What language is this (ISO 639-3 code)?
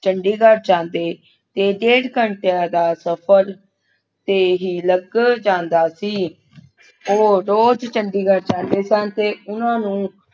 pan